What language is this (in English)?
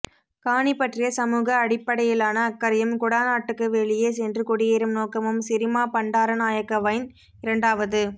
Tamil